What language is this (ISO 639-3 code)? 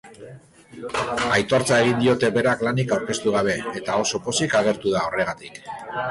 eus